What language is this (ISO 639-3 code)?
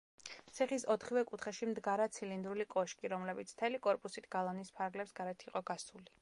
kat